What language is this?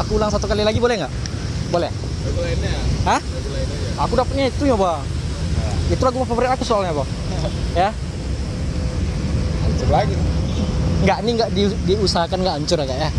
Indonesian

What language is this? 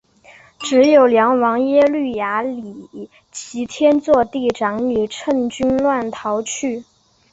Chinese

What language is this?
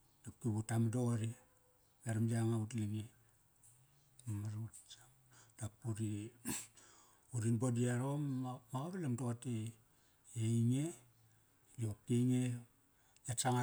Kairak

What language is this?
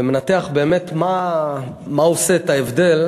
Hebrew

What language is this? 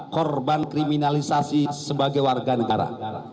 Indonesian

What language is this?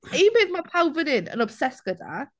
Welsh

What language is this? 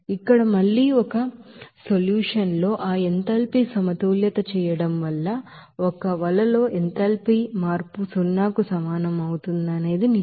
Telugu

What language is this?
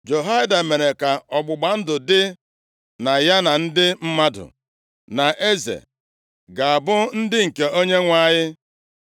Igbo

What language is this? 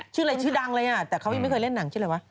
Thai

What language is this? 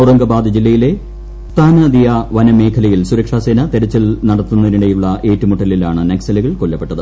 Malayalam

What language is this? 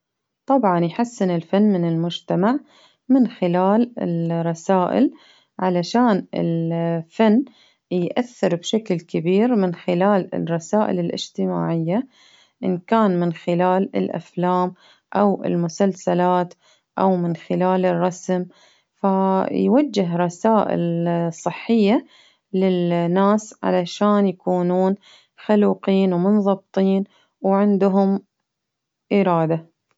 Baharna Arabic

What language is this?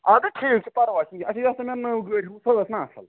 Kashmiri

